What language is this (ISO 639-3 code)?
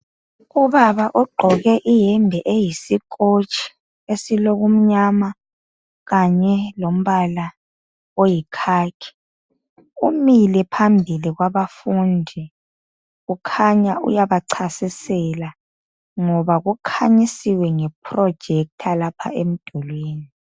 nde